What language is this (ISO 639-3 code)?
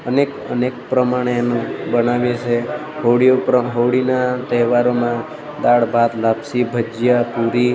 guj